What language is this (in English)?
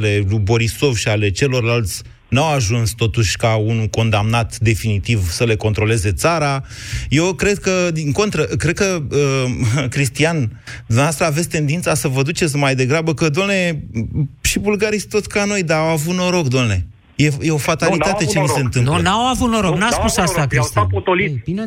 Romanian